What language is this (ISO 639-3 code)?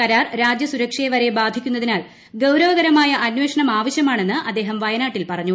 mal